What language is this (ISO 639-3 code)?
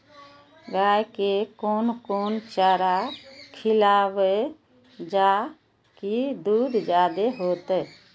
mai